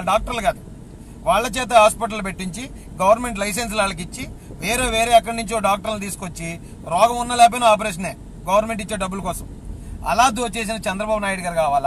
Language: Telugu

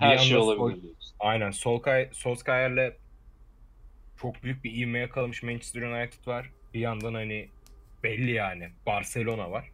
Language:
Turkish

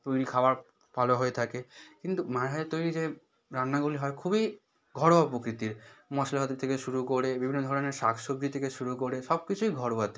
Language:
Bangla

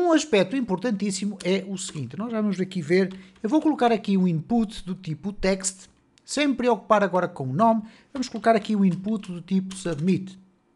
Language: Portuguese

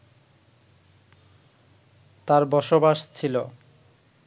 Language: Bangla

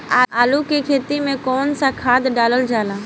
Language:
Bhojpuri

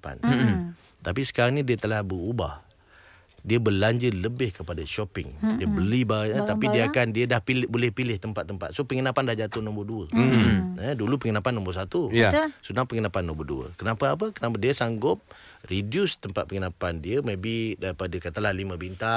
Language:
Malay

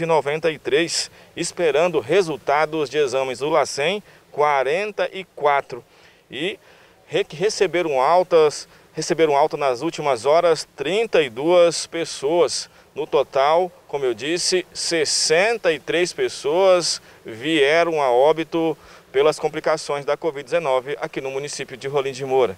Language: Portuguese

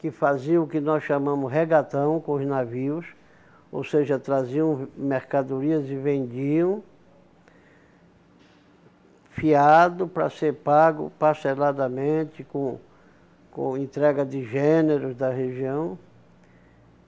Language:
Portuguese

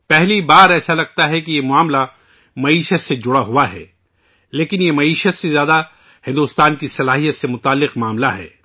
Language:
Urdu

